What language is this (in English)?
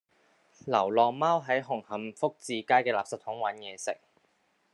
Cantonese